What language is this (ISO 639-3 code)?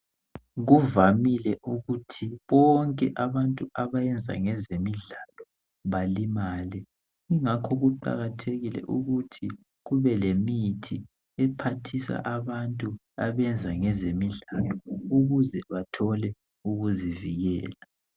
nde